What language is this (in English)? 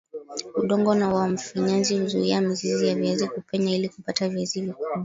Swahili